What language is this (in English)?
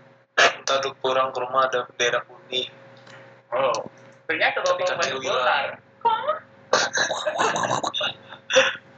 Indonesian